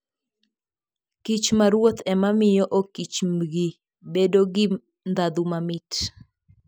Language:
Luo (Kenya and Tanzania)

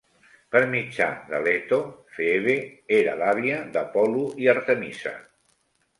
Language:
Catalan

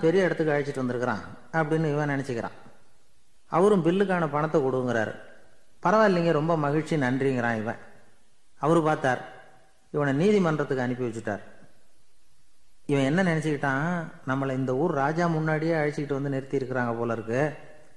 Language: Tamil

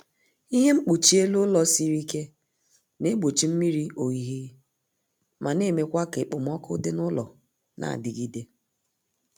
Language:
Igbo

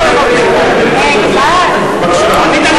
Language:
Hebrew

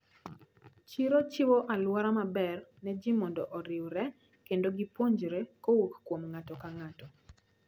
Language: Luo (Kenya and Tanzania)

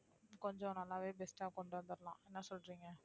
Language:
Tamil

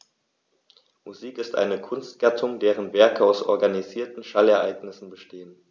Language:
German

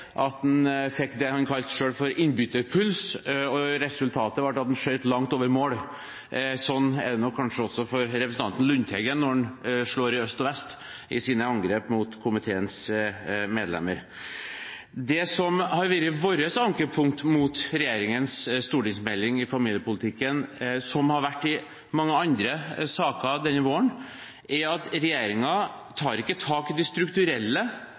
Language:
Norwegian Bokmål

